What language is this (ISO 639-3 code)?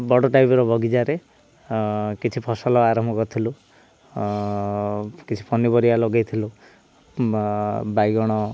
ori